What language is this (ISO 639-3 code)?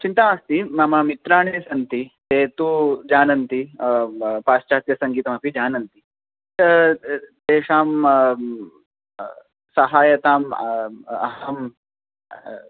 san